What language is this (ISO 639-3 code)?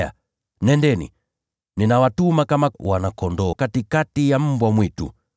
swa